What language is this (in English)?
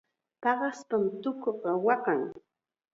Chiquián Ancash Quechua